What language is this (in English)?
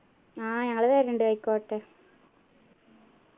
Malayalam